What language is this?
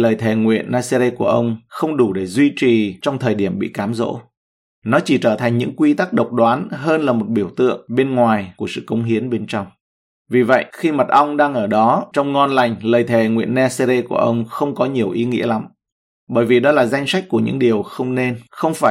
Vietnamese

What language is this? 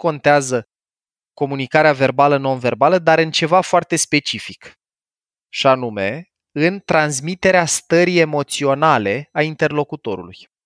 Romanian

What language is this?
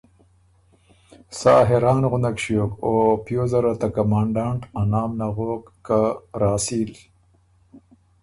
Ormuri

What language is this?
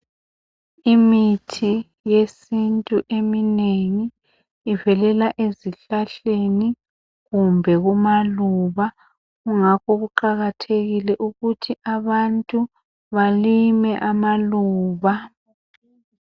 North Ndebele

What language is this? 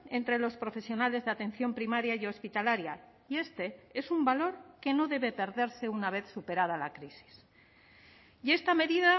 Spanish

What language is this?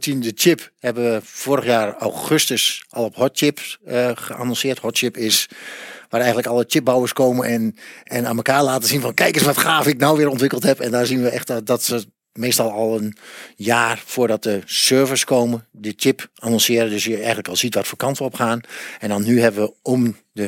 Dutch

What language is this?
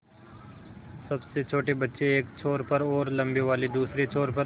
Hindi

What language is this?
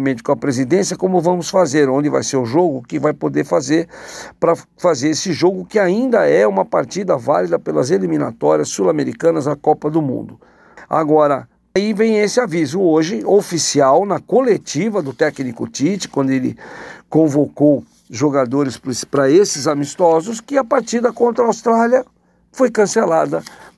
Portuguese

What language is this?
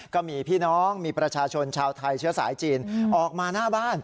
Thai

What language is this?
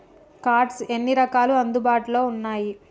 Telugu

